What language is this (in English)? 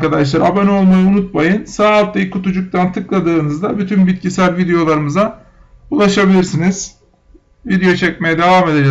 Turkish